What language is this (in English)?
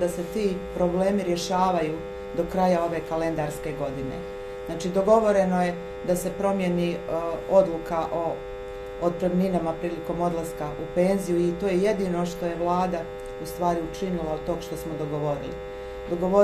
Croatian